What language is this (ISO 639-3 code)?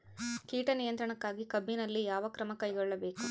kan